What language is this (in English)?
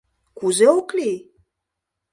Mari